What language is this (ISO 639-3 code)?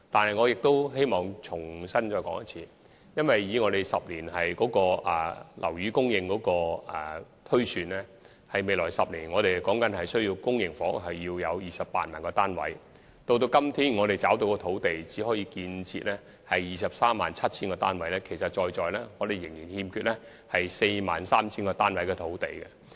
yue